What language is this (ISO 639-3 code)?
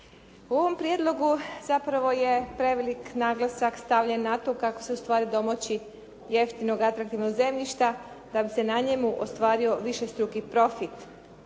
hrv